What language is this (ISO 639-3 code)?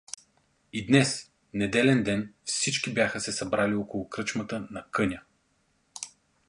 bul